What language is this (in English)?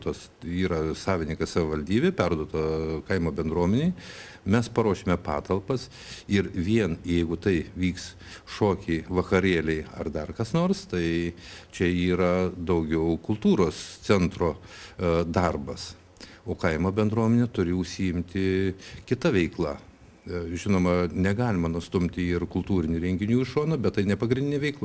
Lithuanian